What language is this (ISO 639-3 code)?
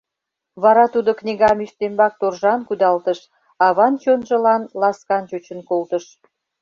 chm